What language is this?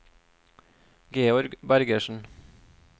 Norwegian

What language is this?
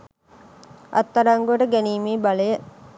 Sinhala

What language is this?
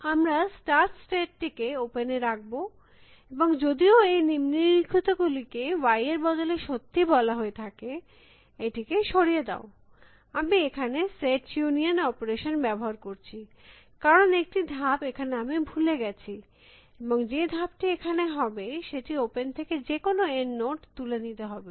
Bangla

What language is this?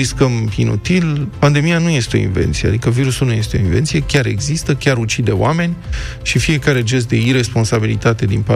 Romanian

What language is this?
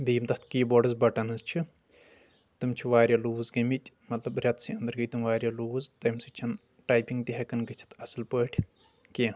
Kashmiri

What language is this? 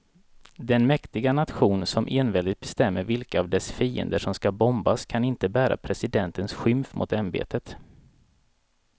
Swedish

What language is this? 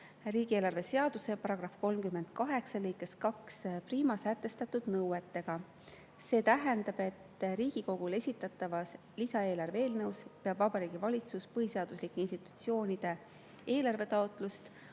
Estonian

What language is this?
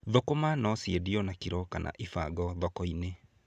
Kikuyu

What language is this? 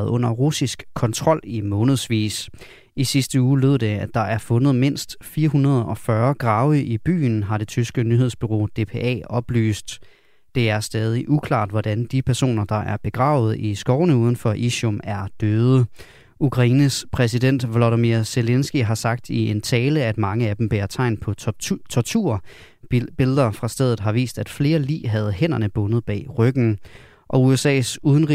Danish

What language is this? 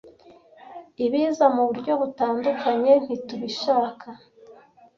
Kinyarwanda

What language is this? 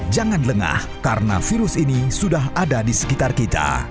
Indonesian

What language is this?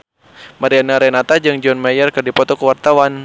Sundanese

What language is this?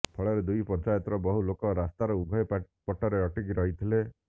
Odia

